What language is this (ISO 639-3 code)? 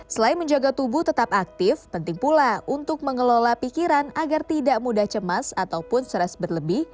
ind